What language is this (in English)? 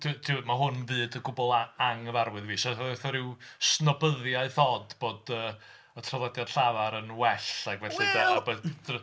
Welsh